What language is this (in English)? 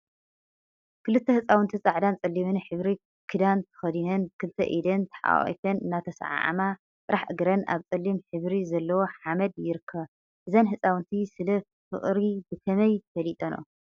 Tigrinya